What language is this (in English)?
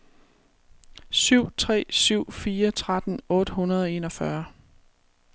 Danish